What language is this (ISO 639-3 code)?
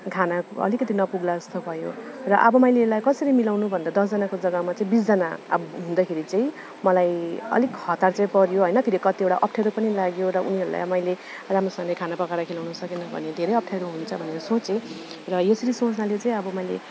nep